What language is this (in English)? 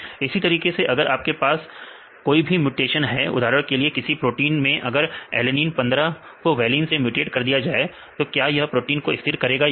Hindi